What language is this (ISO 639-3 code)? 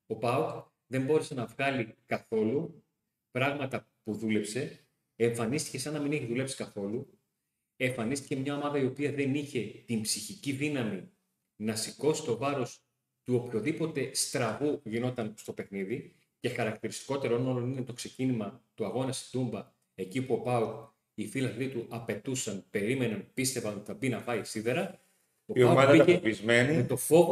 ell